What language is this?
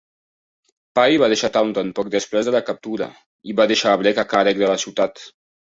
Catalan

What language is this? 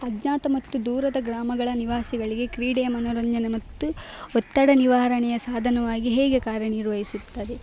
Kannada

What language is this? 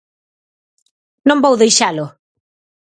Galician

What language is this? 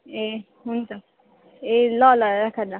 Nepali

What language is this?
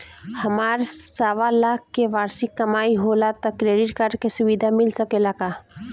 Bhojpuri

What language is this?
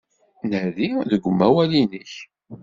Kabyle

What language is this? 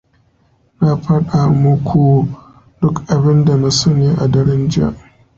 Hausa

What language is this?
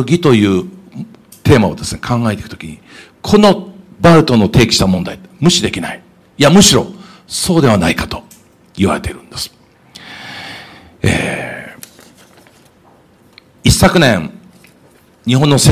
Japanese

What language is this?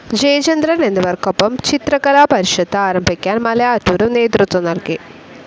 Malayalam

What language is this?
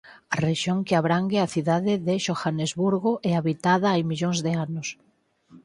Galician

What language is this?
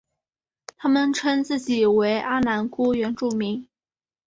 Chinese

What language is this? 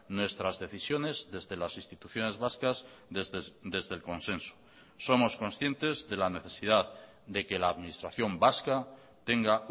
Spanish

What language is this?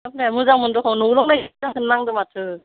Bodo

